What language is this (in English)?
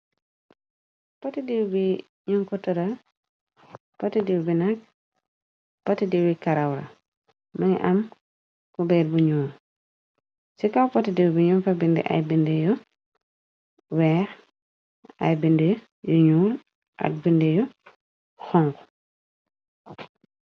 Wolof